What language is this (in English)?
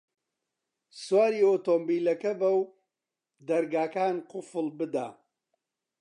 Central Kurdish